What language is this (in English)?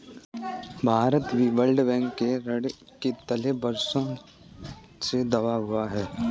Hindi